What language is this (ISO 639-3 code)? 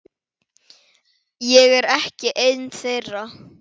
isl